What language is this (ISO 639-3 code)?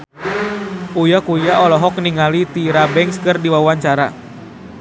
sun